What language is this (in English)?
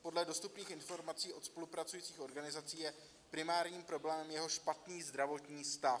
Czech